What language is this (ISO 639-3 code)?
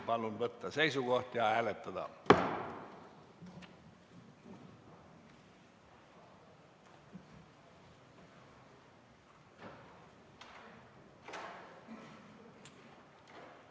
est